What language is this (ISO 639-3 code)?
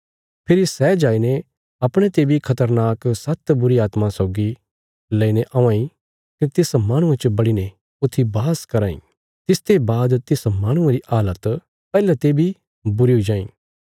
kfs